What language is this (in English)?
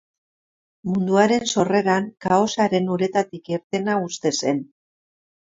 Basque